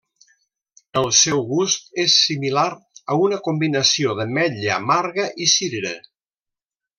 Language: Catalan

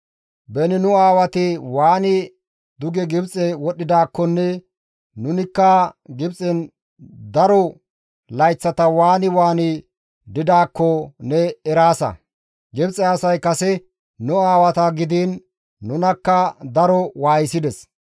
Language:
Gamo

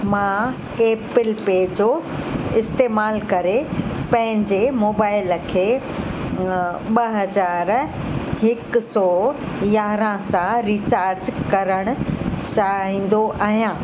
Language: Sindhi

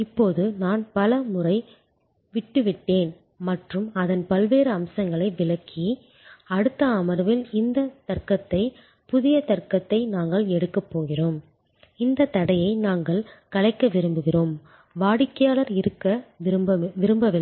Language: Tamil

